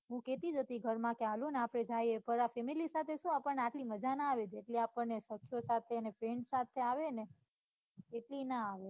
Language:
Gujarati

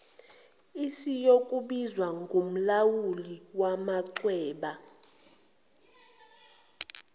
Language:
Zulu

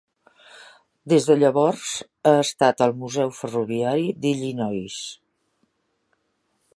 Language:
Catalan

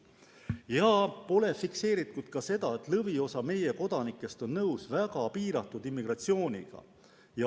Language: Estonian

